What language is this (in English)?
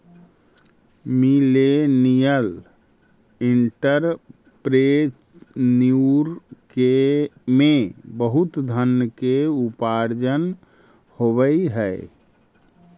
Magahi